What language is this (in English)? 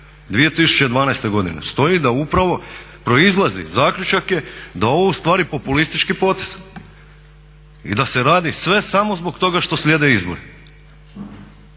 Croatian